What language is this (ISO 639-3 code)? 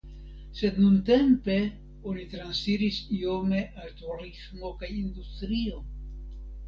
epo